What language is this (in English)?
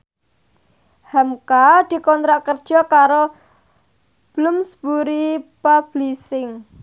Javanese